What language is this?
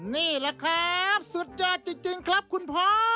Thai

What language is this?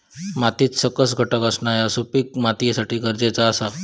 Marathi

